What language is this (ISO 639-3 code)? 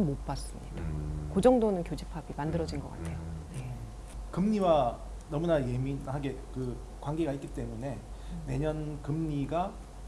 kor